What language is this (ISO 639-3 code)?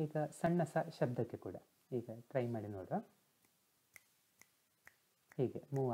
hin